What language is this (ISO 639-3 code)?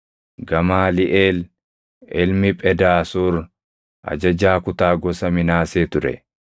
orm